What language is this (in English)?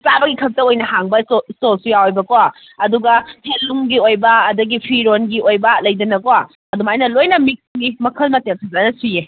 Manipuri